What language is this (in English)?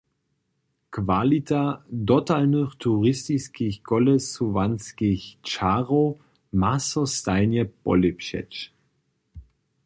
Upper Sorbian